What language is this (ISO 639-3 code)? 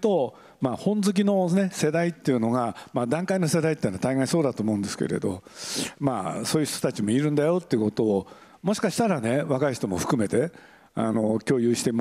jpn